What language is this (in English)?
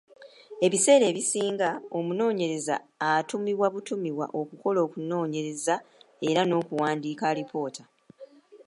Ganda